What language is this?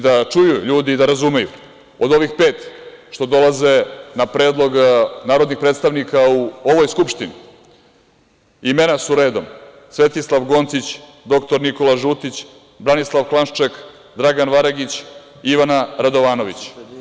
Serbian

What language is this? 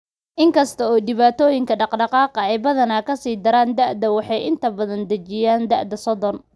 Somali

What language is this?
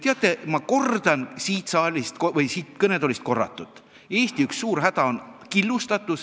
Estonian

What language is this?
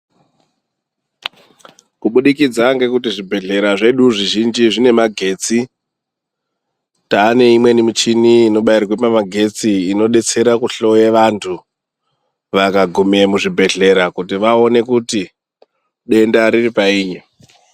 Ndau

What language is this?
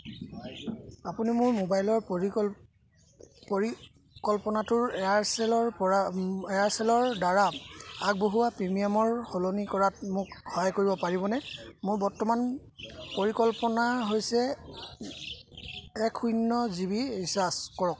Assamese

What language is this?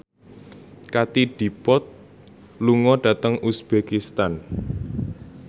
Javanese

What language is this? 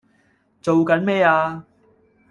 Cantonese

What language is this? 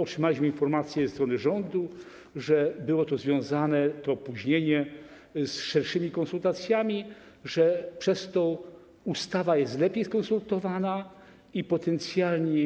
Polish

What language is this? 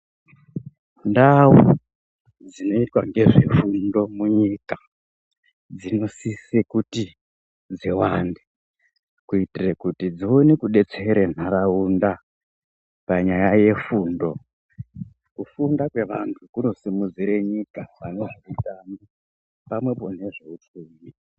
Ndau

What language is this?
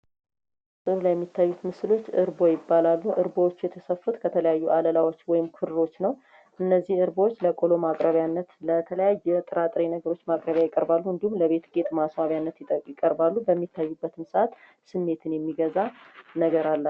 Amharic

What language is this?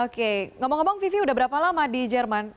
Indonesian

